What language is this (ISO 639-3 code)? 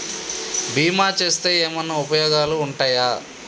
tel